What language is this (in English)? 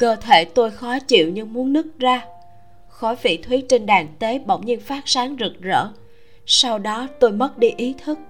Vietnamese